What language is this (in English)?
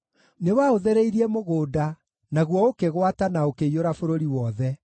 Kikuyu